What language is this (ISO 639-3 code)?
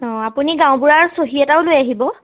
asm